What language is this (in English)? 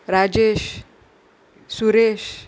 Konkani